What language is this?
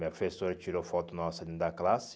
Portuguese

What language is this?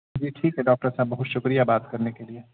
Urdu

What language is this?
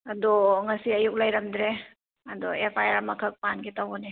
Manipuri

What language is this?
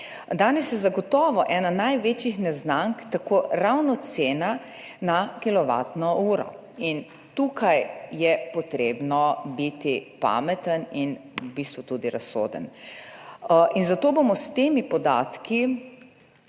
Slovenian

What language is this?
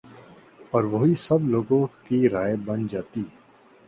Urdu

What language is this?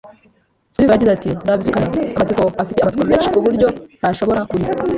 Kinyarwanda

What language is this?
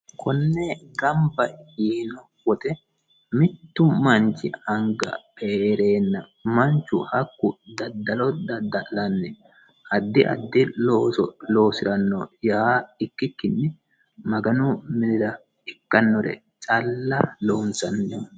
Sidamo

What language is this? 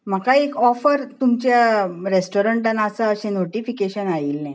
Konkani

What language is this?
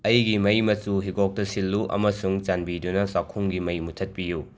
Manipuri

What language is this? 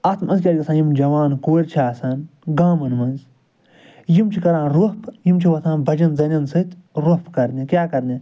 Kashmiri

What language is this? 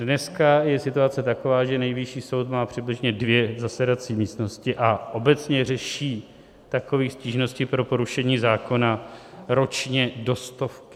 Czech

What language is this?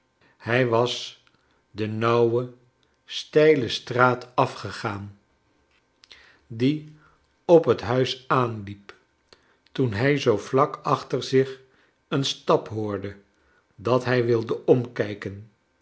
Dutch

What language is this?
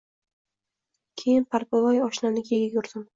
Uzbek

